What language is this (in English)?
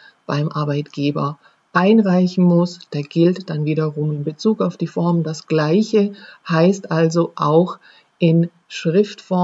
German